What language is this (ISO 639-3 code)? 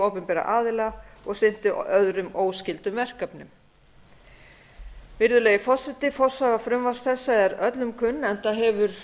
isl